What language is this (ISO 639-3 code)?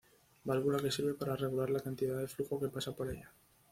spa